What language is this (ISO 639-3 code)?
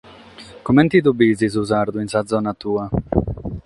srd